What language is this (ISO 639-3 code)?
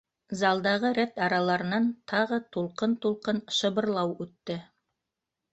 bak